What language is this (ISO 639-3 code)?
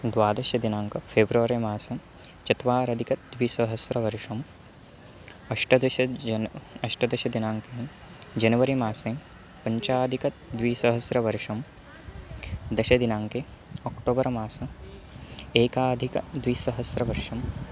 san